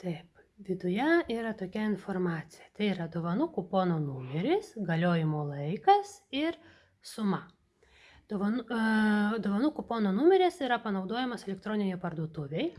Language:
Lithuanian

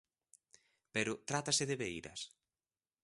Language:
Galician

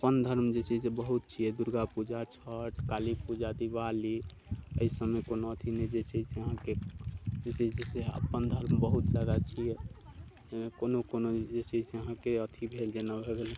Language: Maithili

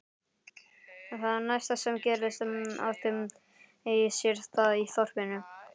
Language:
Icelandic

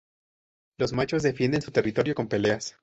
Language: Spanish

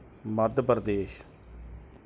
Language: Punjabi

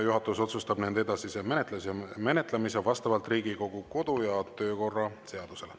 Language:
Estonian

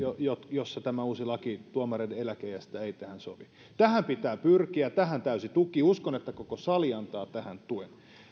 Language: Finnish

